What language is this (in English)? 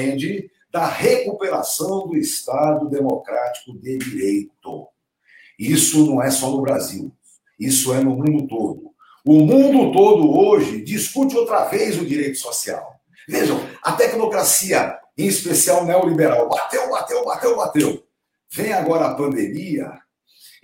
Portuguese